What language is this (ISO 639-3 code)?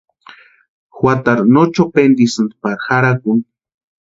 pua